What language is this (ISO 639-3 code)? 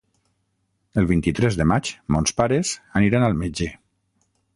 cat